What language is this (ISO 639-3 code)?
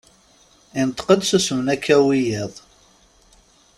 kab